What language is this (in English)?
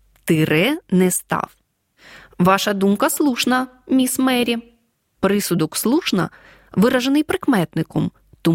Ukrainian